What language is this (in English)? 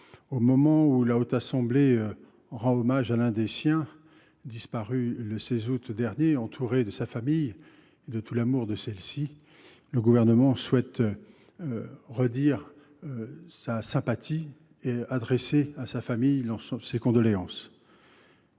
French